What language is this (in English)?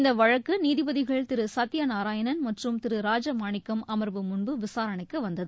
Tamil